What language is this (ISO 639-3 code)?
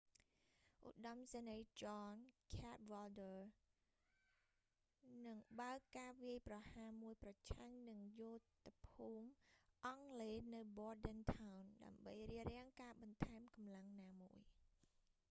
khm